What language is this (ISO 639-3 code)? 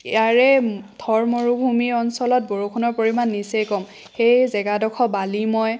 asm